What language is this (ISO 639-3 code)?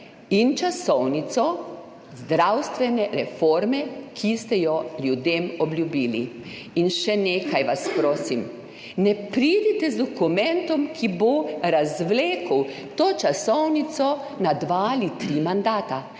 slv